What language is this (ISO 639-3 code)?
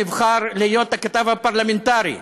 heb